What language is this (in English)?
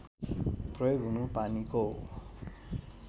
Nepali